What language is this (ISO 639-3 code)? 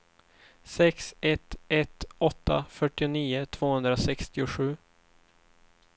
swe